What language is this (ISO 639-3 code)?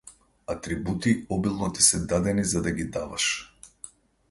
mkd